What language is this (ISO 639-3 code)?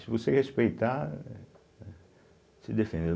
por